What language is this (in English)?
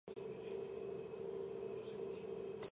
Georgian